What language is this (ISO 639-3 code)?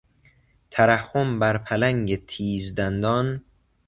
fas